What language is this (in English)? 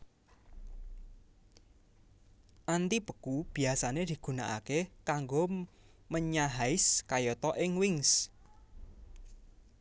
Javanese